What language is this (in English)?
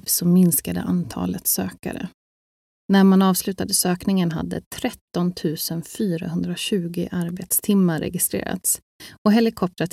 Swedish